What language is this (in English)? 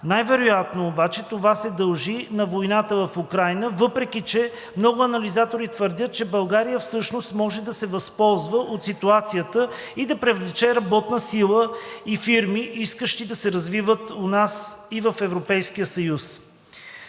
Bulgarian